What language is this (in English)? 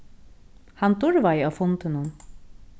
Faroese